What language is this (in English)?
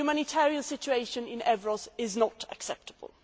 English